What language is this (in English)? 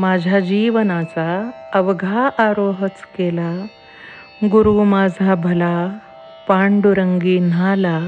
Marathi